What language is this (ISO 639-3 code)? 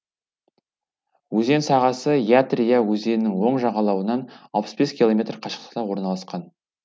kaz